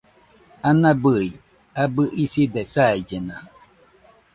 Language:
Nüpode Huitoto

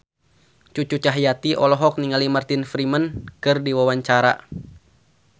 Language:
Sundanese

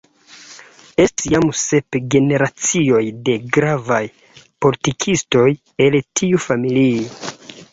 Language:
Esperanto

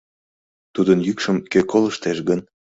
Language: Mari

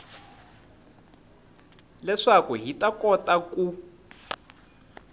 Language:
Tsonga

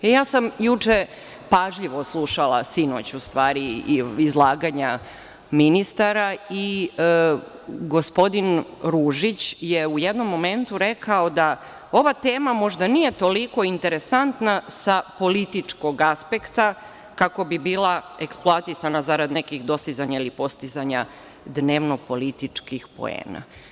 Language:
Serbian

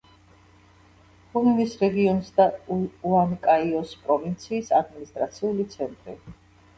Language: Georgian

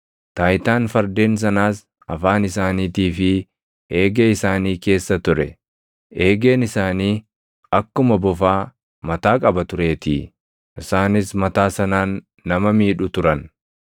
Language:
Oromo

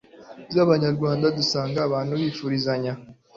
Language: Kinyarwanda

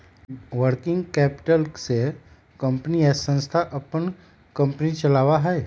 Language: Magahi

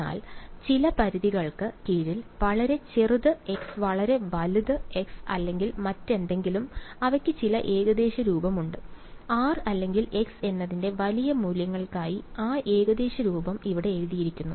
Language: Malayalam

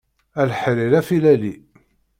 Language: Kabyle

